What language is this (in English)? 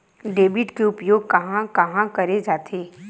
Chhattisgarhi